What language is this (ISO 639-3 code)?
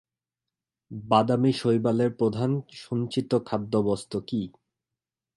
ben